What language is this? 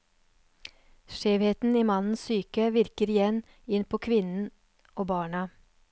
Norwegian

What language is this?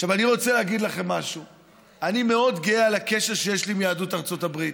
Hebrew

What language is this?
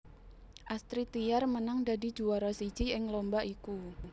Javanese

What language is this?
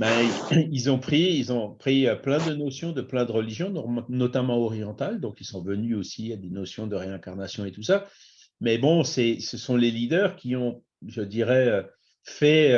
French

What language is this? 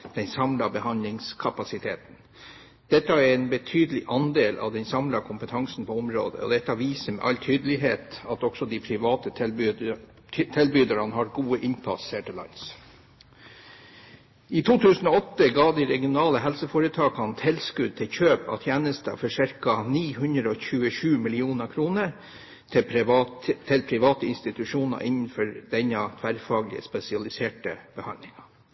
Norwegian Bokmål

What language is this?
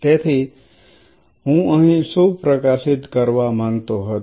Gujarati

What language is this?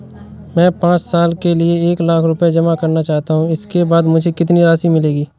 Hindi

